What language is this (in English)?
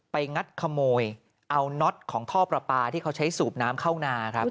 Thai